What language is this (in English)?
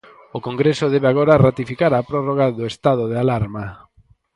Galician